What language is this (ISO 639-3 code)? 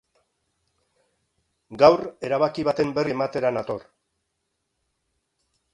eus